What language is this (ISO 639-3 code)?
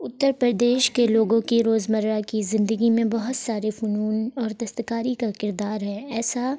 urd